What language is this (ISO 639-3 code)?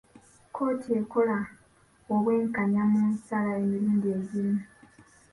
lug